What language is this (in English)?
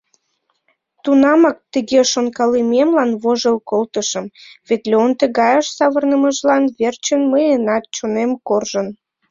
Mari